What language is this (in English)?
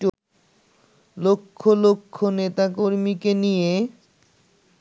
Bangla